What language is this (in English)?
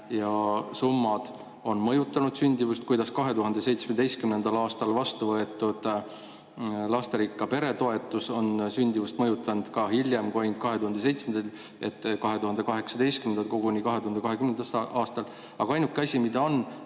Estonian